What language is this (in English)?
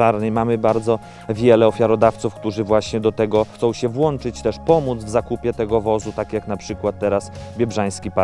Polish